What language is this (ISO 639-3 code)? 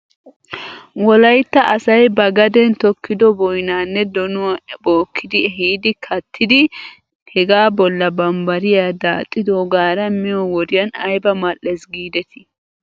wal